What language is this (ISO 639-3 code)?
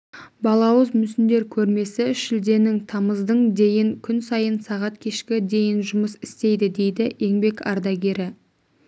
kaz